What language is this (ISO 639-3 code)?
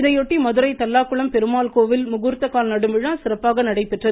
tam